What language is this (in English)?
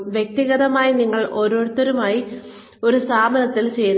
Malayalam